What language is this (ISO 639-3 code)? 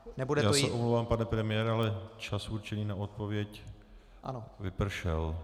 ces